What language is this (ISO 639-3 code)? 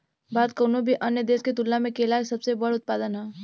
bho